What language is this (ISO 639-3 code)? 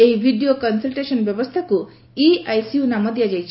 ori